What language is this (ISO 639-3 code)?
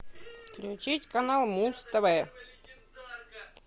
rus